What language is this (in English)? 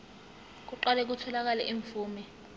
Zulu